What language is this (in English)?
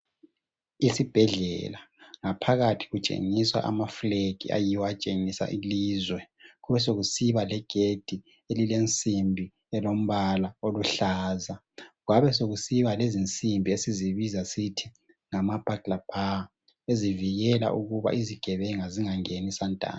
North Ndebele